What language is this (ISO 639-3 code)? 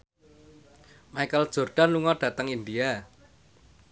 jav